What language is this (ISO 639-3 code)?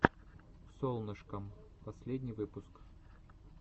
rus